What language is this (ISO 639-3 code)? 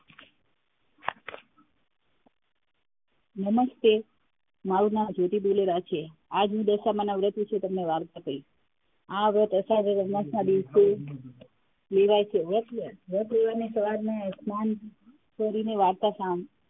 guj